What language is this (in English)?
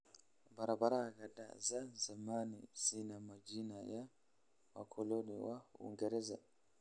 Somali